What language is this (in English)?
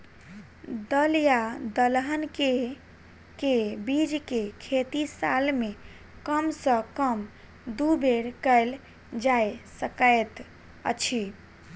Maithili